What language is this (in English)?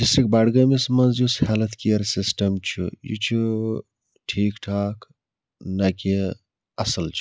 Kashmiri